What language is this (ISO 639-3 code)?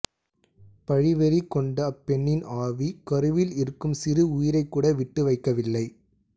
tam